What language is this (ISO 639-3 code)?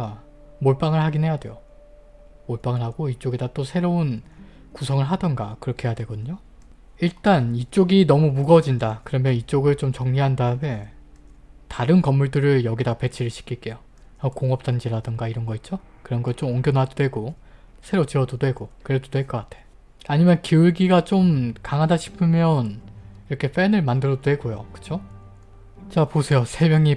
kor